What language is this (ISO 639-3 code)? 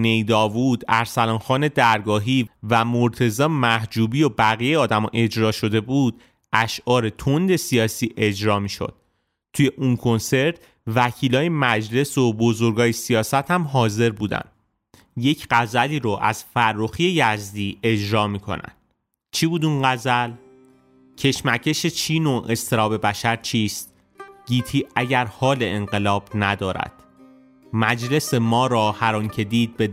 fas